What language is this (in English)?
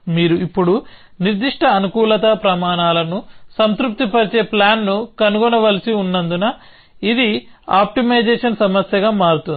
Telugu